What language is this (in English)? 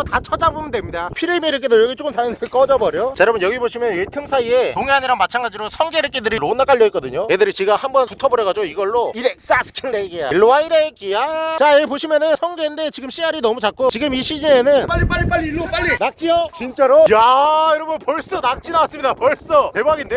Korean